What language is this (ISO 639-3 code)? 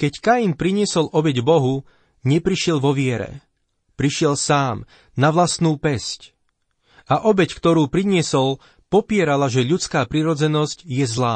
slk